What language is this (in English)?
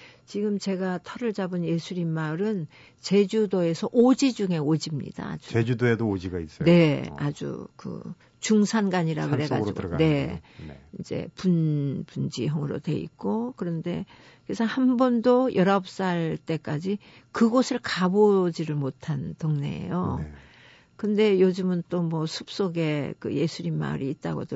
Korean